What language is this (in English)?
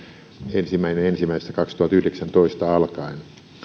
Finnish